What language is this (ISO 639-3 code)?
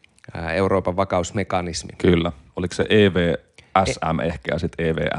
fin